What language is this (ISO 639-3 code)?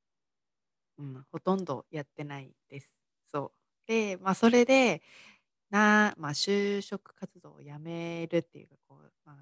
jpn